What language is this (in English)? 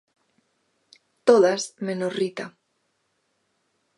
Galician